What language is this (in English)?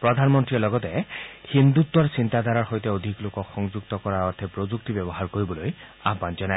Assamese